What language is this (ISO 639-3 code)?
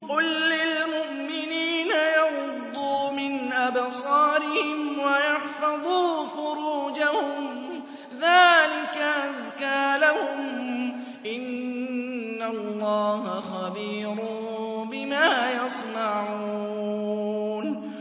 ara